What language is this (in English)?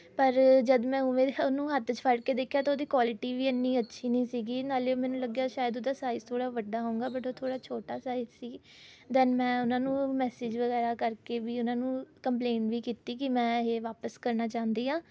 Punjabi